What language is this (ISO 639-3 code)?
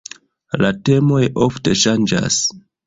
epo